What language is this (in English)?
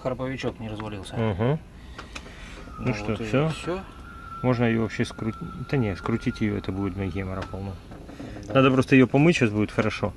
Russian